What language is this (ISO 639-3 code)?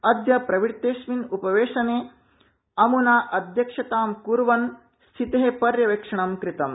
san